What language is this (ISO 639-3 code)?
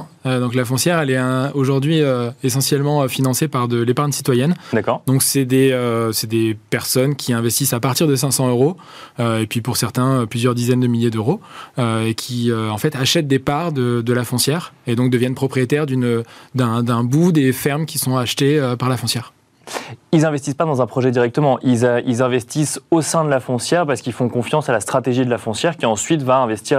fra